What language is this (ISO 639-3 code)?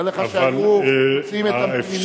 heb